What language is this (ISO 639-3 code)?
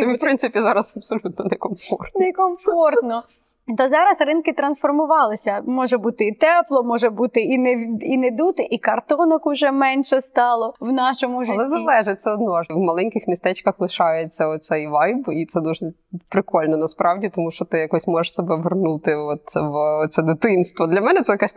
ukr